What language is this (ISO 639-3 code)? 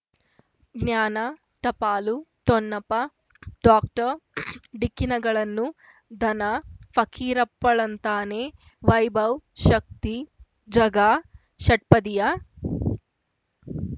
kan